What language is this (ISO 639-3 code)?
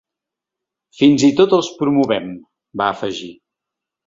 cat